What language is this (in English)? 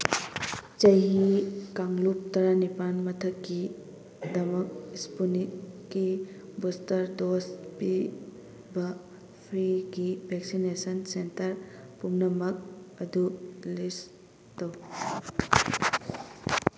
Manipuri